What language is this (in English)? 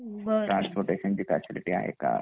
Marathi